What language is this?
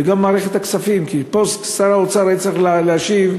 Hebrew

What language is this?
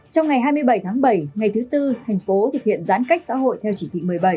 Vietnamese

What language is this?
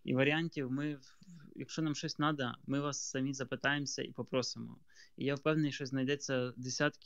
Ukrainian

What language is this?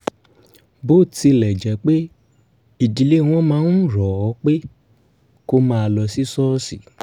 Yoruba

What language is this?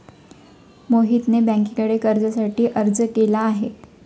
Marathi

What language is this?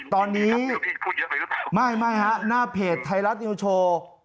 Thai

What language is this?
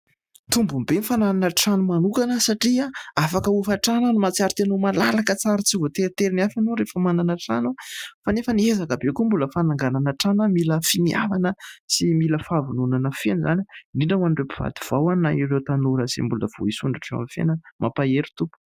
Malagasy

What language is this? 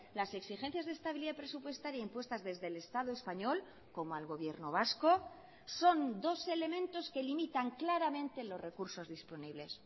Spanish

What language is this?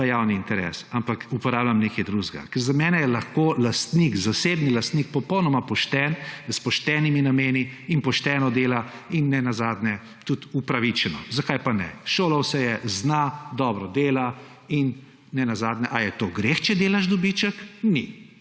Slovenian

